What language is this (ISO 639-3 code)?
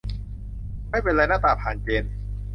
tha